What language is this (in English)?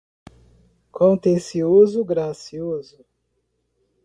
Portuguese